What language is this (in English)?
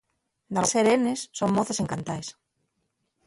Asturian